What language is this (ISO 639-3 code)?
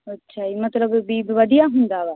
pan